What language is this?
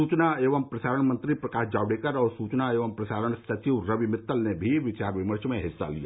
Hindi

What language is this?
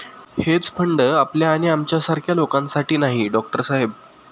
Marathi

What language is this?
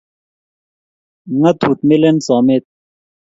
Kalenjin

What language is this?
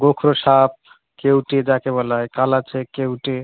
Bangla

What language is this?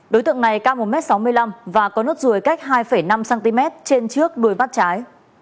Vietnamese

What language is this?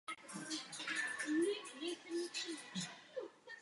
Czech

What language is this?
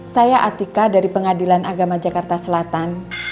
Indonesian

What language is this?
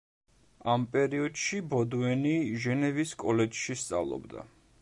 Georgian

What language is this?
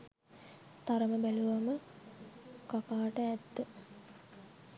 Sinhala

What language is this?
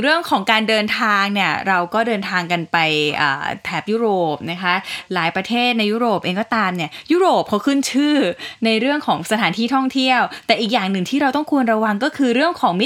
Thai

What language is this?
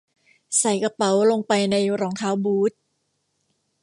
Thai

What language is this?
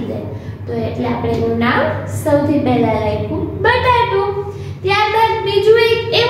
Hindi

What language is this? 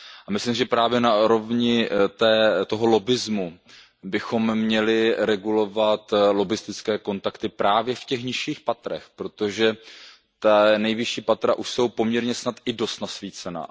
Czech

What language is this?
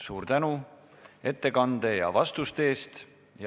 Estonian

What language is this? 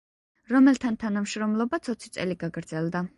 Georgian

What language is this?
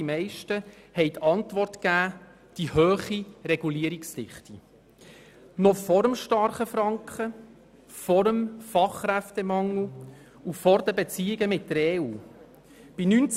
Swiss German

